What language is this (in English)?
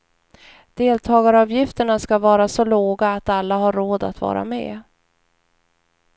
Swedish